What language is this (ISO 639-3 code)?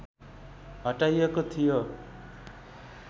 nep